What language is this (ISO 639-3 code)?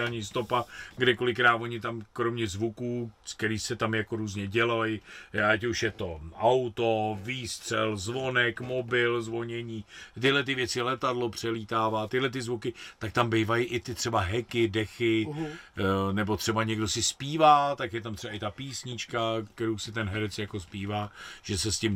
ces